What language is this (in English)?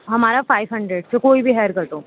Urdu